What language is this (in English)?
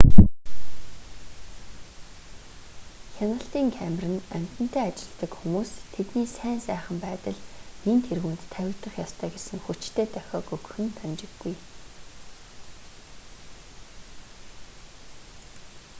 Mongolian